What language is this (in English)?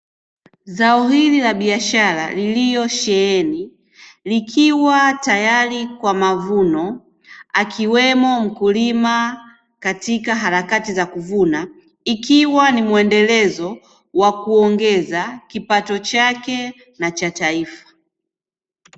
Swahili